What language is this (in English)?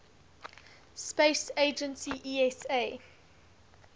English